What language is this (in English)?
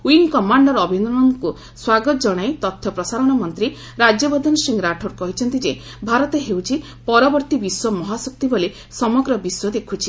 Odia